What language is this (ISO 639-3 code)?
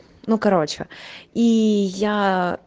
rus